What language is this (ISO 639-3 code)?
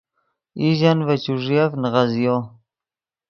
ydg